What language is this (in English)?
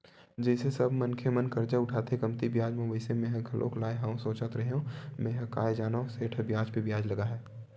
Chhattisgarhi